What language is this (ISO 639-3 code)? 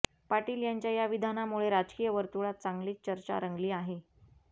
mar